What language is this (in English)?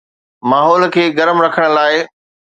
Sindhi